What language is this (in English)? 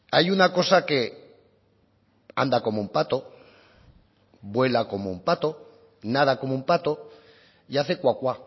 Spanish